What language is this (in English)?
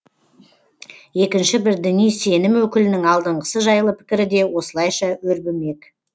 Kazakh